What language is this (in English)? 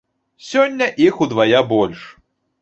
Belarusian